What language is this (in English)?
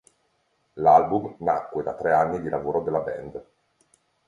Italian